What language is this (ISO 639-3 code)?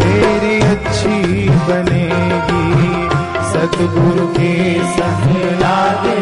hin